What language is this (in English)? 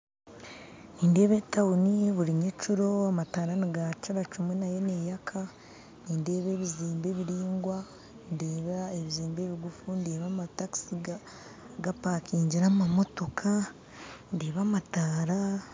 Nyankole